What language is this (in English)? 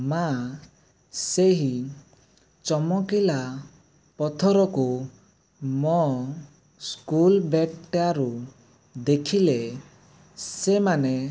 Odia